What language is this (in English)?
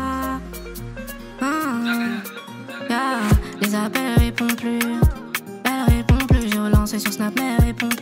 French